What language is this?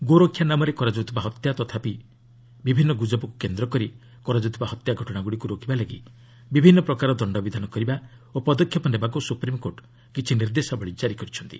Odia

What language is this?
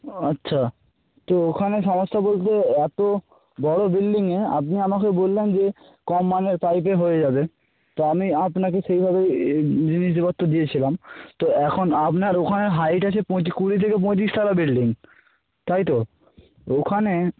Bangla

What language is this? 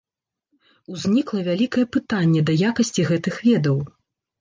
Belarusian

